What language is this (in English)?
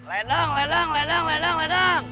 Indonesian